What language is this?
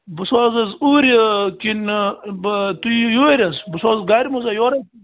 Kashmiri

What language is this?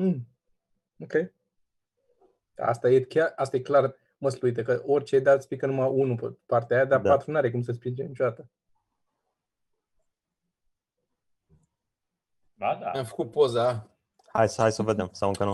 Romanian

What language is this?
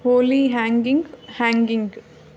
Kannada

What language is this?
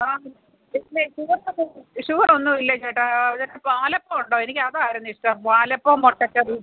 Malayalam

